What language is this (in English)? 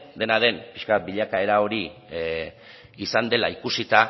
Basque